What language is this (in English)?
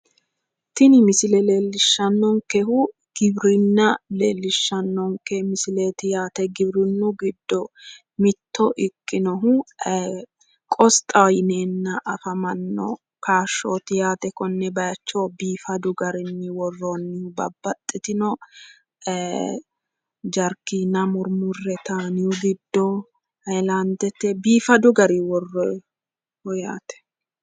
Sidamo